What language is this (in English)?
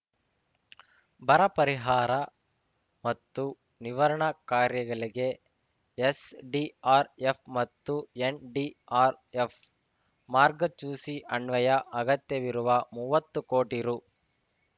Kannada